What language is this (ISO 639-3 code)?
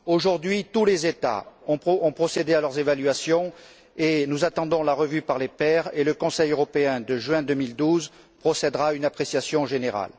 fra